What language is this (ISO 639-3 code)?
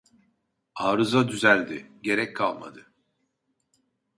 tur